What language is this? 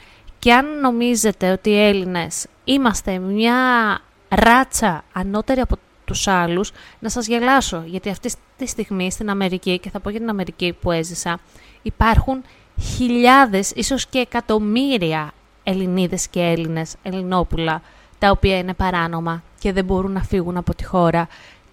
Greek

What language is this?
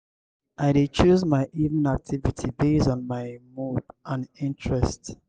Nigerian Pidgin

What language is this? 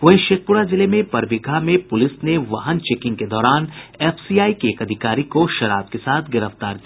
Hindi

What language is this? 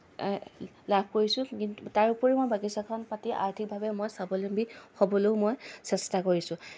Assamese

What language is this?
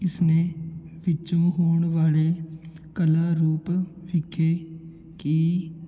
Punjabi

